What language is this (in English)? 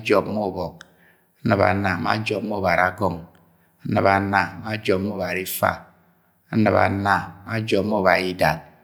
Agwagwune